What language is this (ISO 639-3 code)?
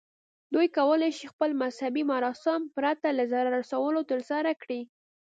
pus